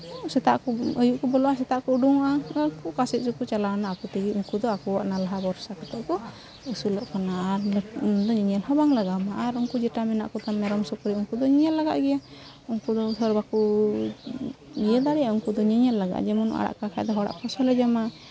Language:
Santali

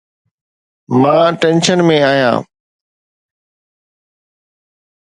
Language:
Sindhi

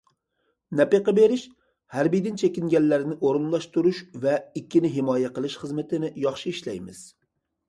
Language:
Uyghur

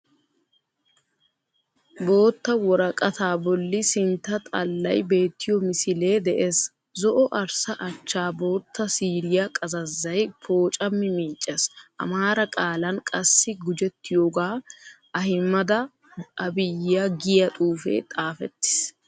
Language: Wolaytta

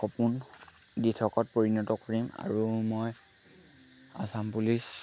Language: Assamese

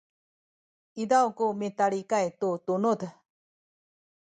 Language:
Sakizaya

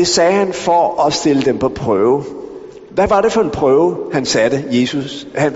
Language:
Danish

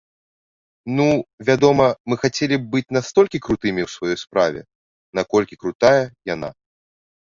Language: Belarusian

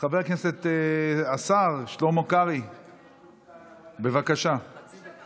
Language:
Hebrew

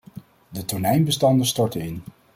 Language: Dutch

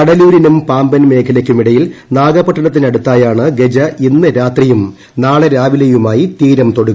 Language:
Malayalam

